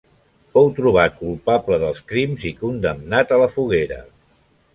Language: Catalan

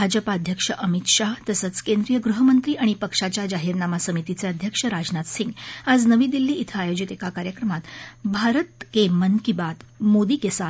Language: Marathi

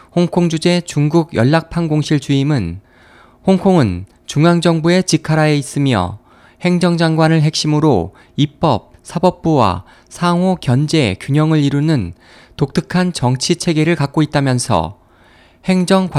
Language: Korean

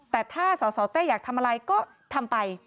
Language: Thai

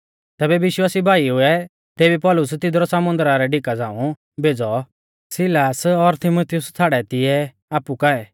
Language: Mahasu Pahari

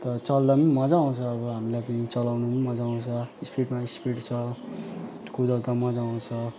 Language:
Nepali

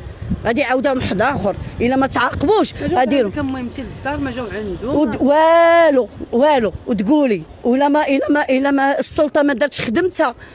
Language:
Arabic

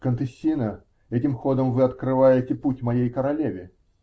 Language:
Russian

